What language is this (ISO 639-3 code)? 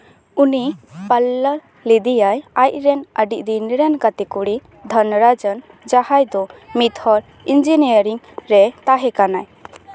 sat